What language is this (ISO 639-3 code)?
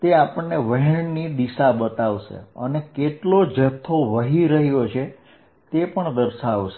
guj